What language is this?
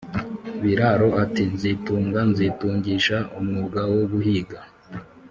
Kinyarwanda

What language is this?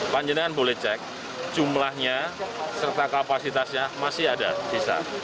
Indonesian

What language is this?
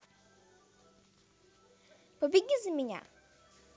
Russian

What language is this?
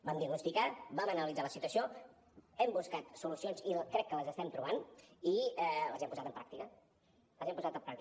Catalan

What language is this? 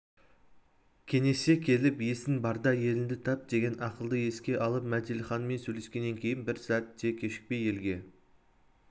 Kazakh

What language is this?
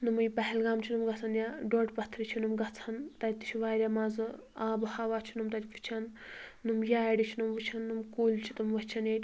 Kashmiri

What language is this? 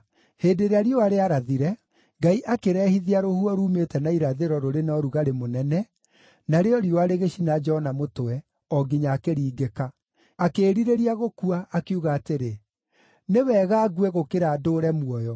Kikuyu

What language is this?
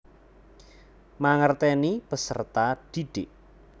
Javanese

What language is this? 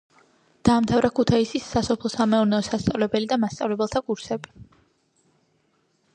Georgian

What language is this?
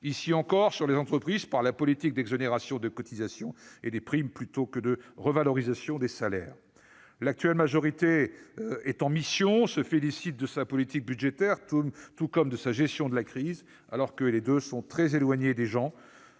French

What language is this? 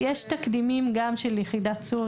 Hebrew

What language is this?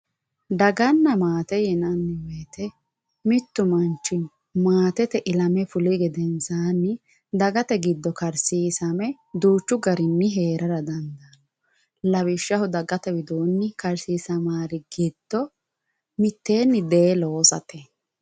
Sidamo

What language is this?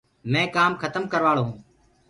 Gurgula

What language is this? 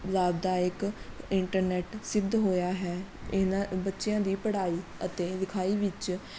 Punjabi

